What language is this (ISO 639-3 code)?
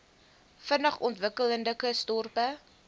afr